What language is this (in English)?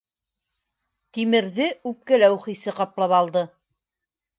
Bashkir